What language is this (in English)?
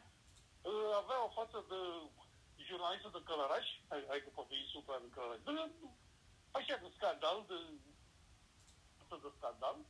Romanian